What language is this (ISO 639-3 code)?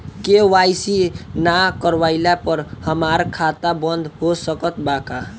bho